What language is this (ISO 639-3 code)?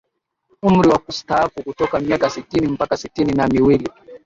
swa